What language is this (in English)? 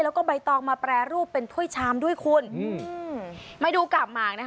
Thai